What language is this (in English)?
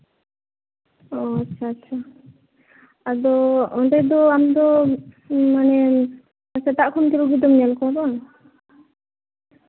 Santali